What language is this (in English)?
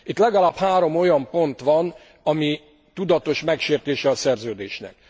Hungarian